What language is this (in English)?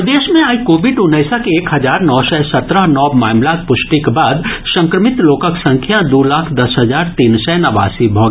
Maithili